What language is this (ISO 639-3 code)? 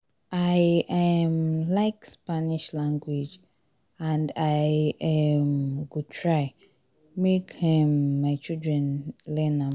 pcm